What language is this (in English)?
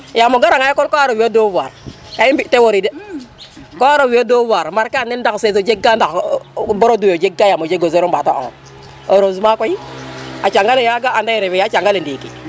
Serer